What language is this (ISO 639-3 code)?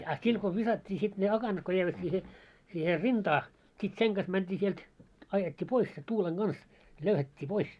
fin